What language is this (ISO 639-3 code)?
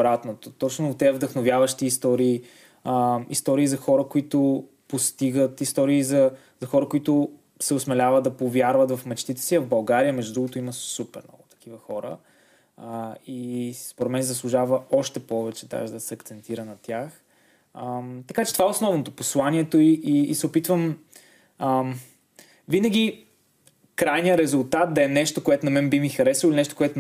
bul